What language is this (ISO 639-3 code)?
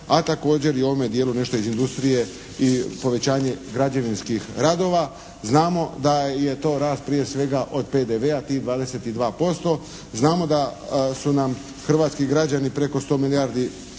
hrv